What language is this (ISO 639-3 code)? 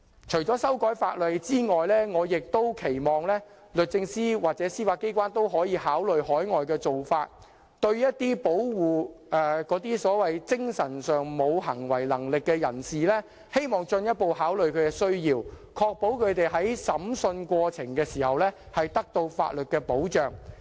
yue